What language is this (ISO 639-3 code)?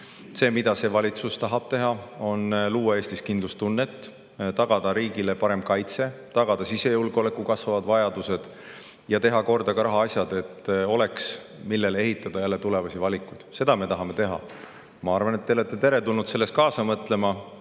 est